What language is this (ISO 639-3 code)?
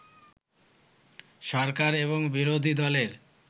ben